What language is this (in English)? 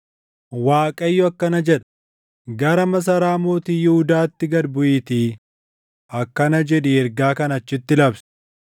Oromo